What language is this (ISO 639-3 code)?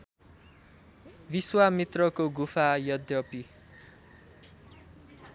nep